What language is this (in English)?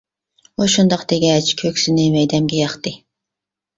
Uyghur